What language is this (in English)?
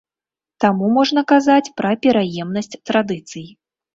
Belarusian